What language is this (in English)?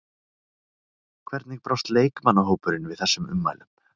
Icelandic